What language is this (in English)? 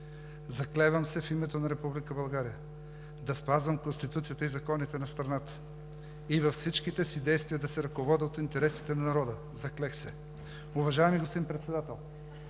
Bulgarian